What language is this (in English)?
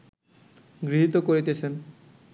Bangla